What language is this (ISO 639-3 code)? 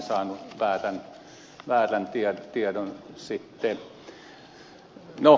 fin